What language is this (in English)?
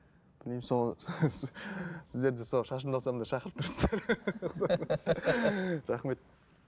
Kazakh